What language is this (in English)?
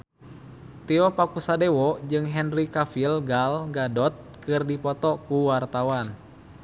Sundanese